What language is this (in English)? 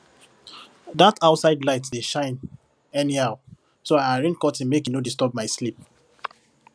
Nigerian Pidgin